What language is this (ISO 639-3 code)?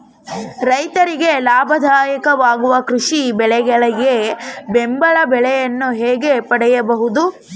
kan